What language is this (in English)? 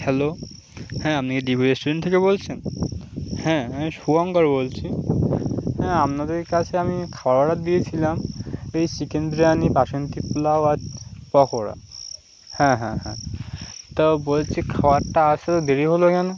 Bangla